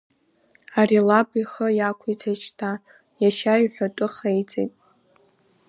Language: Abkhazian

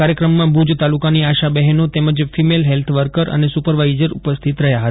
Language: Gujarati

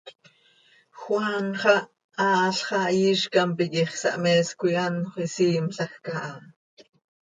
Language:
Seri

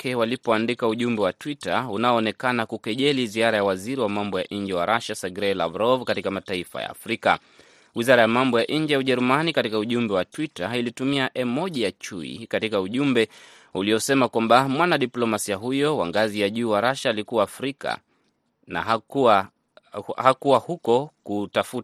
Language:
Swahili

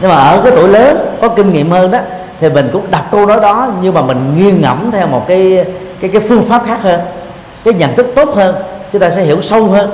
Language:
Vietnamese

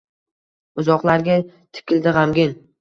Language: Uzbek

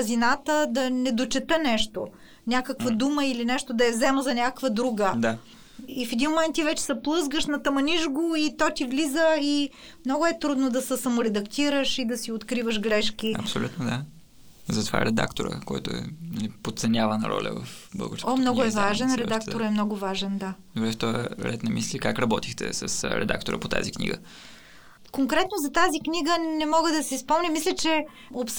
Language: Bulgarian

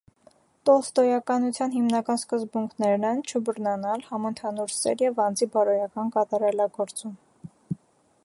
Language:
Armenian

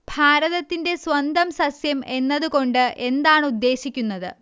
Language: Malayalam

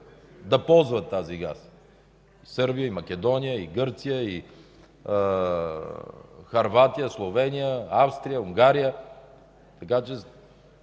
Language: Bulgarian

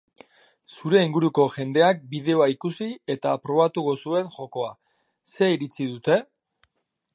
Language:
Basque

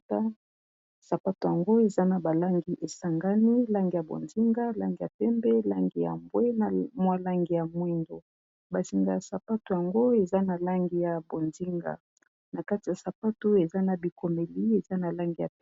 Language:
Lingala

